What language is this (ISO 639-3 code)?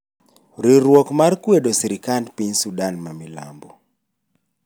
luo